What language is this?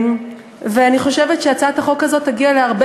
Hebrew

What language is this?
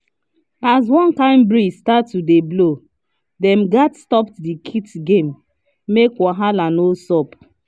Nigerian Pidgin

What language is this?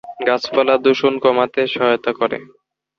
Bangla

